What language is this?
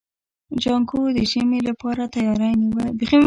Pashto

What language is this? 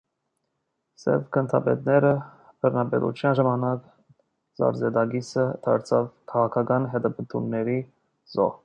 Armenian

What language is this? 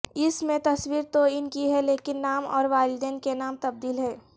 Urdu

